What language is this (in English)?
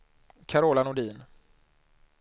Swedish